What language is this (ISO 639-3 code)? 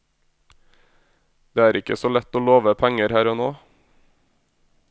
nor